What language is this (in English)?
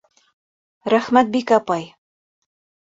Bashkir